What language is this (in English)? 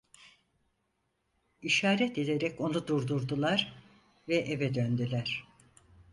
Turkish